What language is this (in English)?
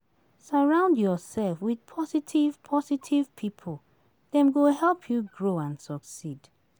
Nigerian Pidgin